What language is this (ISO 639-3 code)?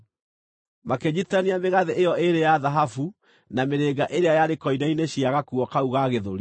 kik